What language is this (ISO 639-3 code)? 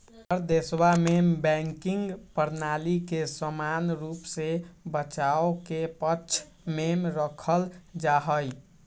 mag